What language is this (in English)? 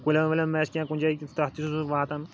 Kashmiri